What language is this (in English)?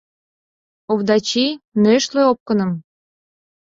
Mari